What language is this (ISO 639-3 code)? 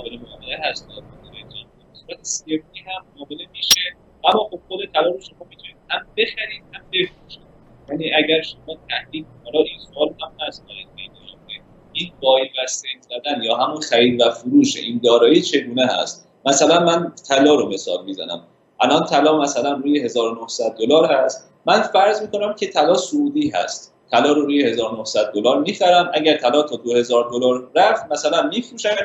fas